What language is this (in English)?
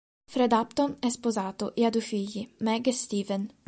Italian